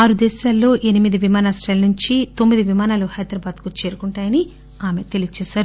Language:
Telugu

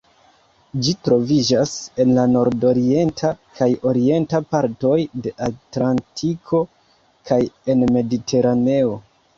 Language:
Esperanto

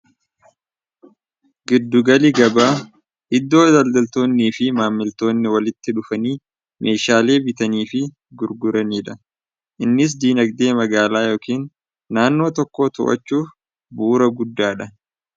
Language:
Oromo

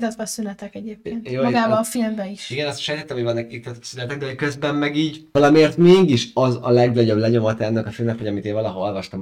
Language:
Hungarian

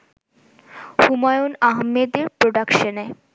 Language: Bangla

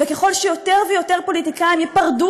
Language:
Hebrew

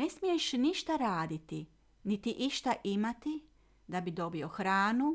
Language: Croatian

